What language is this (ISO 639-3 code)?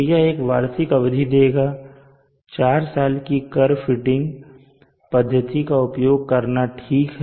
hin